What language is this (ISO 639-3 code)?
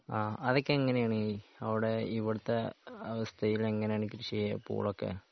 mal